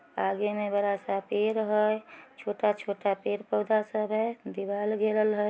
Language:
Magahi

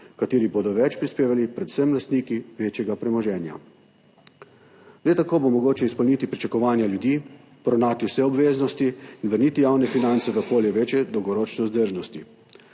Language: Slovenian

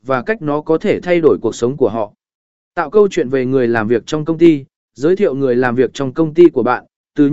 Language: Vietnamese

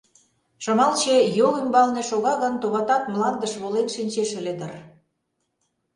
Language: Mari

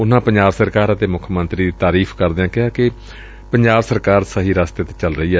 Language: Punjabi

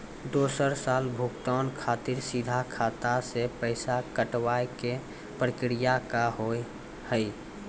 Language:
Maithili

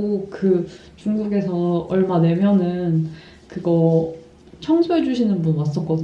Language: Korean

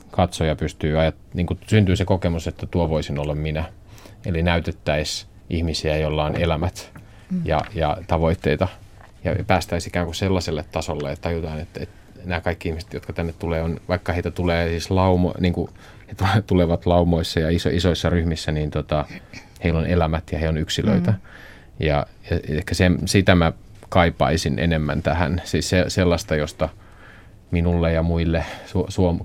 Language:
Finnish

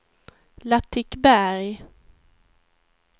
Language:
Swedish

